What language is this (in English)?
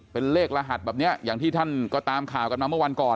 Thai